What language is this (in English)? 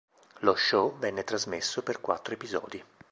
Italian